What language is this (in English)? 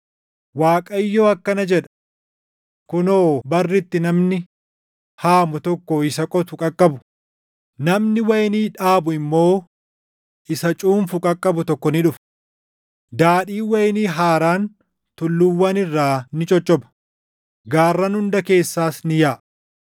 Oromo